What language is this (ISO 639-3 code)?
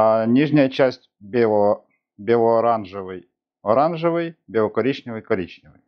rus